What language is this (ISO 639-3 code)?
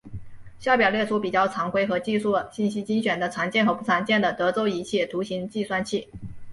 zho